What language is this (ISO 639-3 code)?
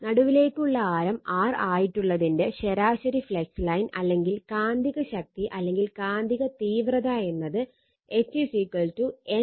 mal